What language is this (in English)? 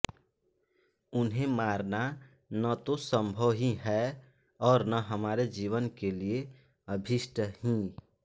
Hindi